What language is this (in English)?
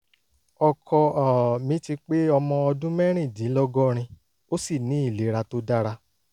Yoruba